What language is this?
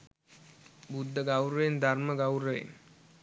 Sinhala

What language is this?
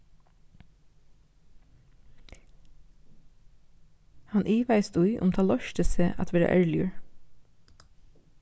Faroese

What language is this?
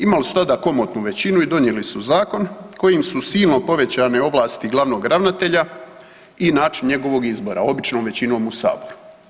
Croatian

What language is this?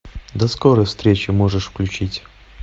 Russian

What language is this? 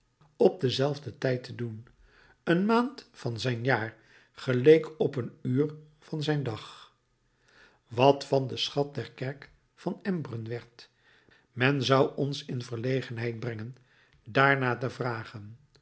Dutch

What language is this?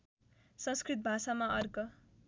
Nepali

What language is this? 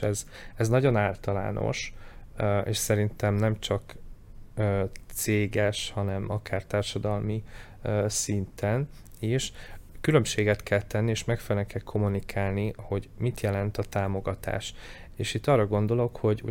Hungarian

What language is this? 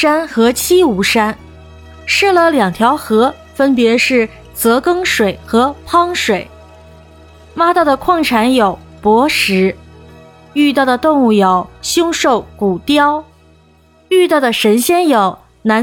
Chinese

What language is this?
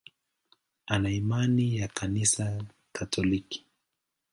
Swahili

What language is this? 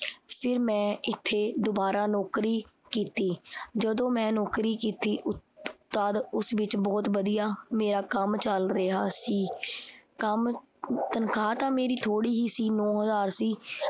Punjabi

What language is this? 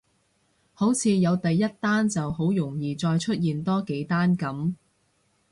Cantonese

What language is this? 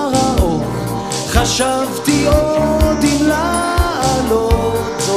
Hebrew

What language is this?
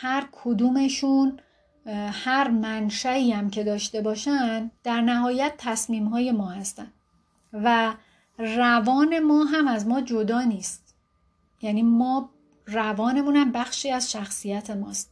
Persian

